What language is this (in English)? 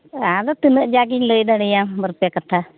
Santali